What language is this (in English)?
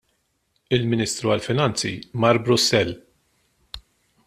Maltese